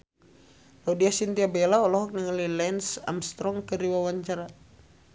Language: Sundanese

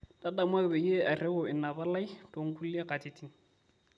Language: Masai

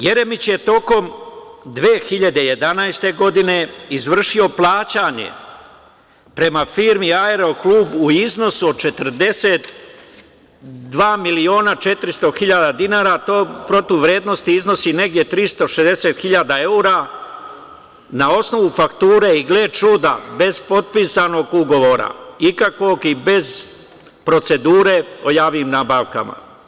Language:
Serbian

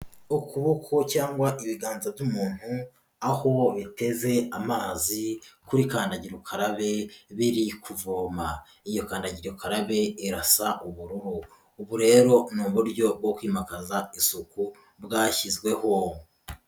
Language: Kinyarwanda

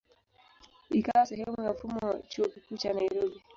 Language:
Swahili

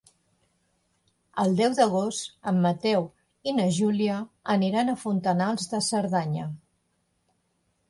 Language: Catalan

